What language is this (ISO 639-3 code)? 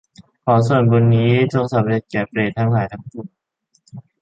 tha